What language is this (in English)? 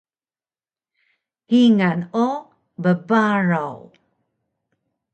Taroko